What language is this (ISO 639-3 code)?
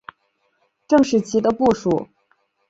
zho